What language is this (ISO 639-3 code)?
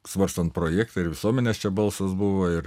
lit